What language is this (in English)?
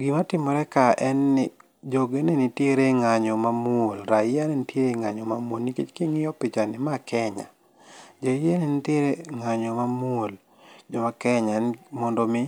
Luo (Kenya and Tanzania)